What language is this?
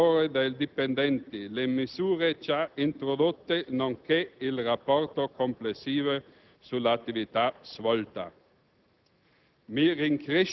Italian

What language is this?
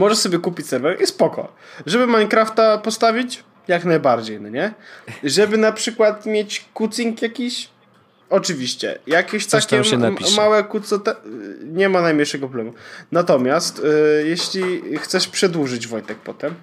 Polish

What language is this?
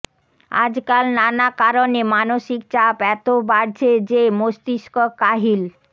Bangla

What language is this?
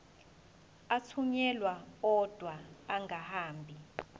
Zulu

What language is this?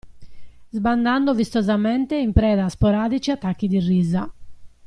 Italian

